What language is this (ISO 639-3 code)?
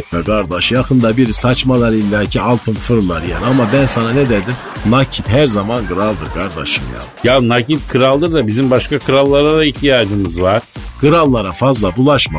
tur